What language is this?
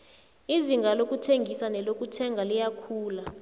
South Ndebele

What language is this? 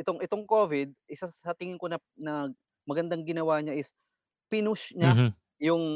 Filipino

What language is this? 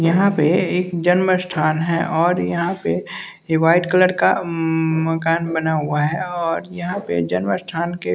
Hindi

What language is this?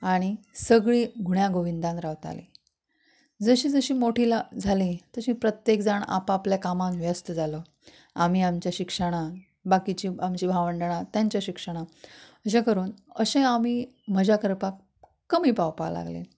Konkani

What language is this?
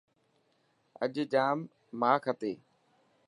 Dhatki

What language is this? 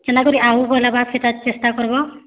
Odia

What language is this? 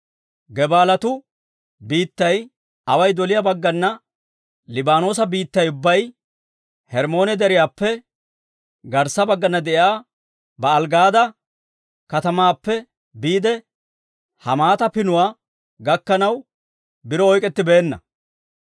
Dawro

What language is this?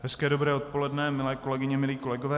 Czech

